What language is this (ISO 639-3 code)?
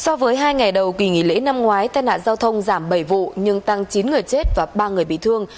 vie